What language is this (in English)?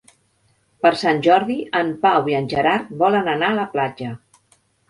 Catalan